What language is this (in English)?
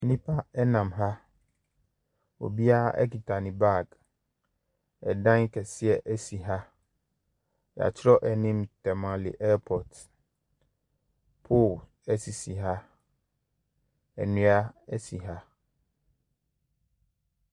Akan